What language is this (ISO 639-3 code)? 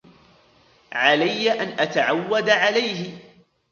ara